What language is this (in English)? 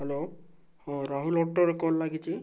Odia